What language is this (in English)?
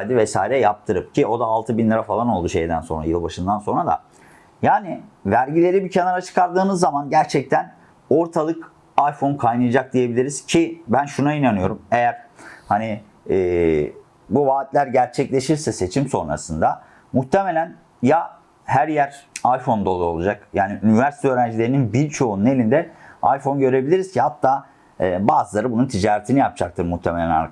Turkish